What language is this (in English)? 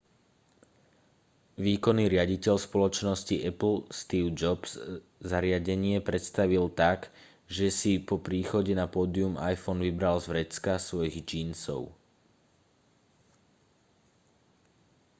Slovak